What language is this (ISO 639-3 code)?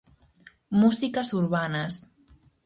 glg